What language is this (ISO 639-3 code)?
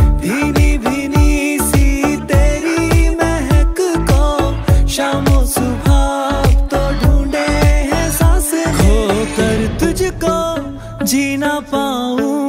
hin